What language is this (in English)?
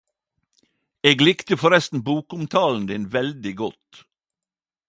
Norwegian Nynorsk